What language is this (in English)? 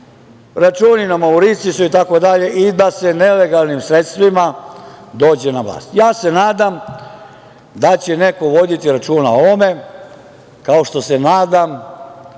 Serbian